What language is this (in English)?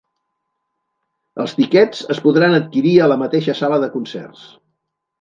Catalan